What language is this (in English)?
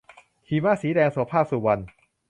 Thai